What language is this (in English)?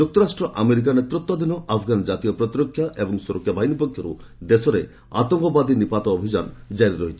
Odia